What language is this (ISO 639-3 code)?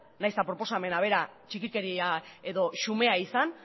eus